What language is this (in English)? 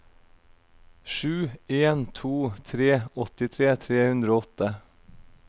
Norwegian